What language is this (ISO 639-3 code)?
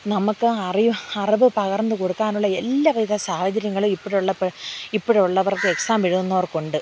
mal